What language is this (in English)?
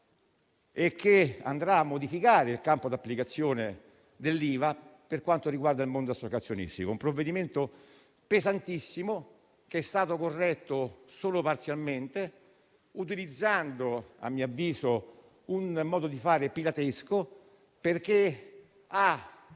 Italian